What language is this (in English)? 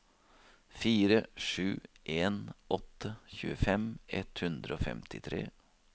Norwegian